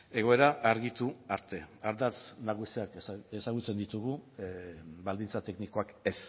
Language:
Basque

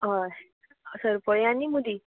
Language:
Konkani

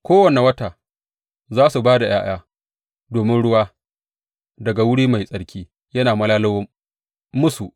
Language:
Hausa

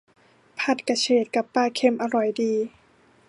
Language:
Thai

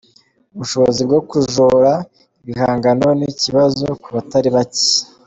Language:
Kinyarwanda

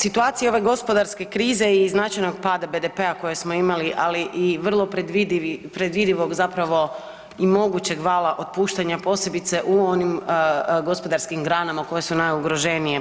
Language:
Croatian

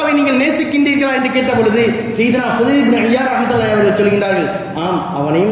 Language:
Tamil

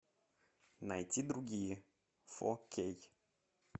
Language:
Russian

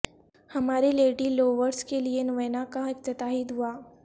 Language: Urdu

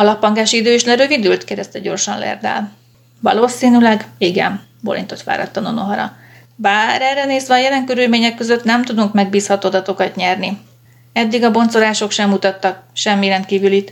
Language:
Hungarian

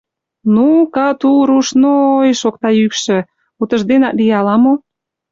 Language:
Mari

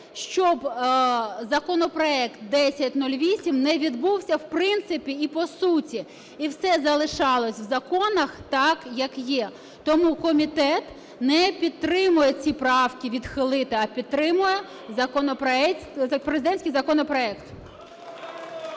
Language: Ukrainian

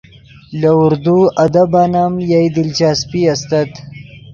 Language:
Yidgha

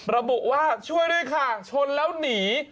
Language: Thai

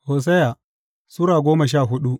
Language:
Hausa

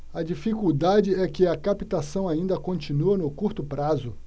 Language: Portuguese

